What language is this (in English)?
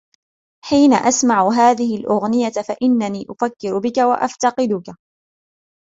Arabic